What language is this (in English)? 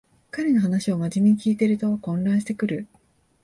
Japanese